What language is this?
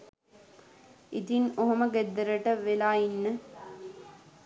Sinhala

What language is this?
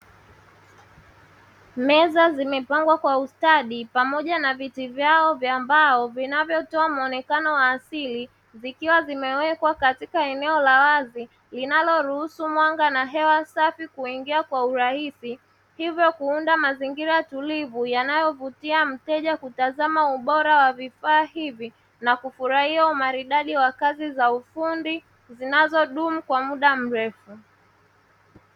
Swahili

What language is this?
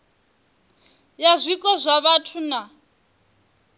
Venda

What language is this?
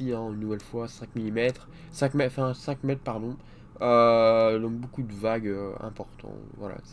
French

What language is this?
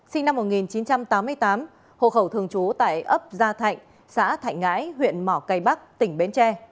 Vietnamese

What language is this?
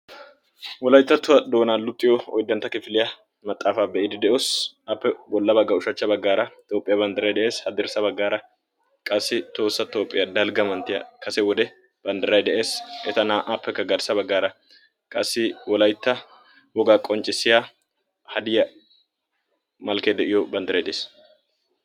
Wolaytta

